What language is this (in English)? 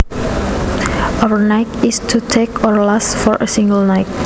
Javanese